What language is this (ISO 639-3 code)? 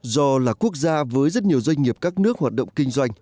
vie